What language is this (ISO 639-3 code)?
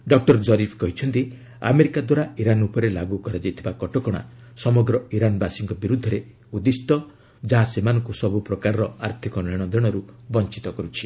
ori